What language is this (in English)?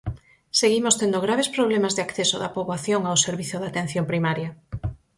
Galician